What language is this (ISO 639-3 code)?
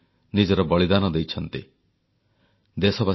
ori